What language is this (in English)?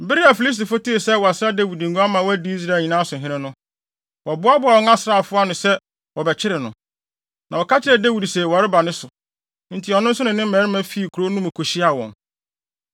Akan